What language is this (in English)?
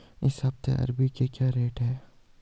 Hindi